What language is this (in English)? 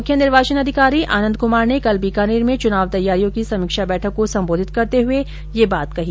Hindi